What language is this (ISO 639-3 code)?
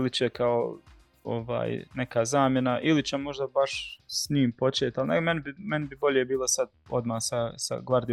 hrv